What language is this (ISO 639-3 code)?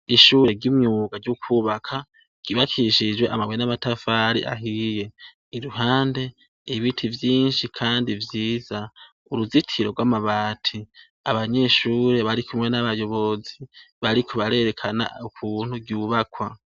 run